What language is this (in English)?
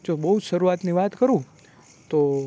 Gujarati